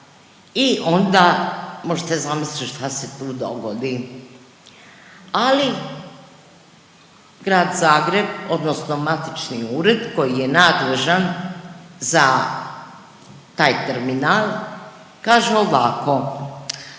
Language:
Croatian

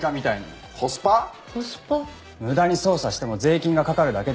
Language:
Japanese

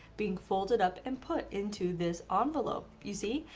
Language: English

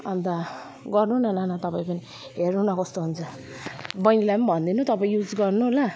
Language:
Nepali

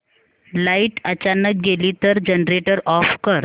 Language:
Marathi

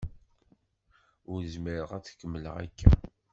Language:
Kabyle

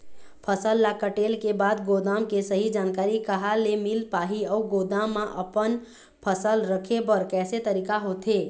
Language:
Chhattisgarhi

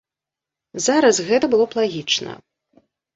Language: Belarusian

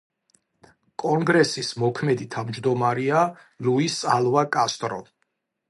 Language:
Georgian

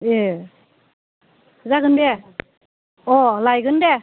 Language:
Bodo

